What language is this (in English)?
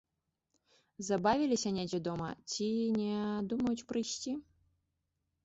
Belarusian